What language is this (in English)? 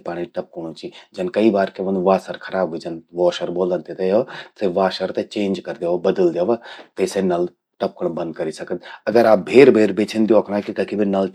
Garhwali